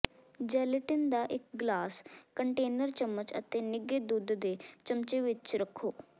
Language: Punjabi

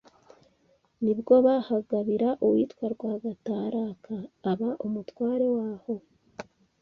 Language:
Kinyarwanda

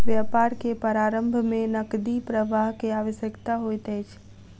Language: Maithili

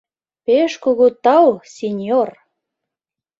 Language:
Mari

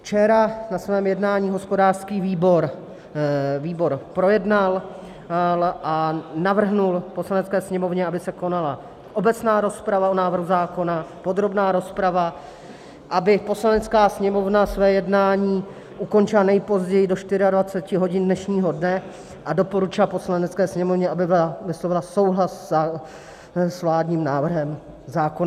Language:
Czech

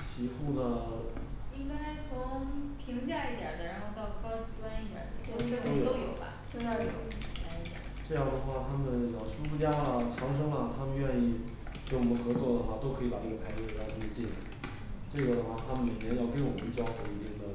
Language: Chinese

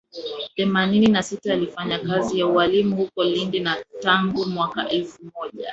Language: Swahili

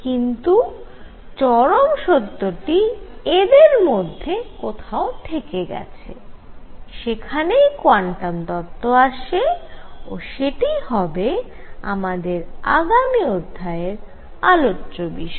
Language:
Bangla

